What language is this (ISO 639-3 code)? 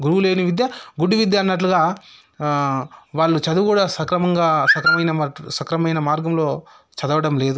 tel